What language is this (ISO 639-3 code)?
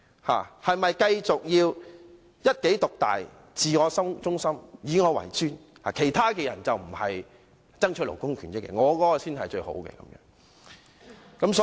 yue